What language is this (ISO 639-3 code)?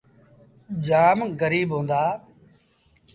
sbn